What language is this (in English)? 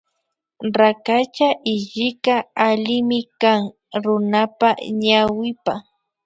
Imbabura Highland Quichua